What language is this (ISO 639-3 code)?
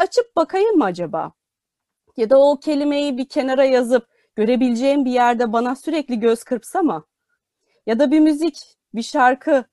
tur